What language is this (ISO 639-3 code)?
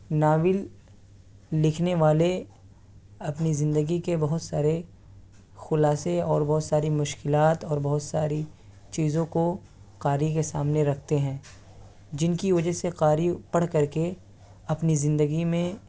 urd